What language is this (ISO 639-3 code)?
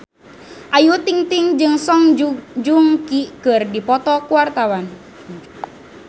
sun